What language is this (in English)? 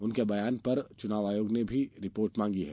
Hindi